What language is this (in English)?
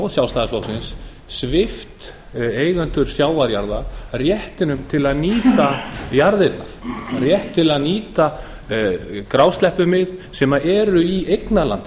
Icelandic